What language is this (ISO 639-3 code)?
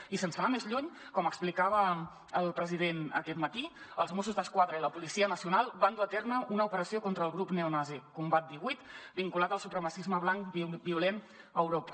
cat